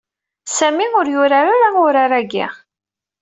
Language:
Kabyle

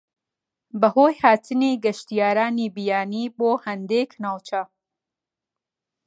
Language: Central Kurdish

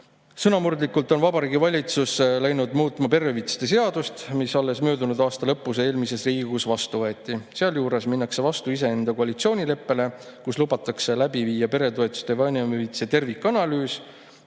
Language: Estonian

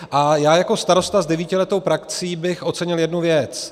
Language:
Czech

